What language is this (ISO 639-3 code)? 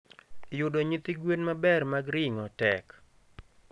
luo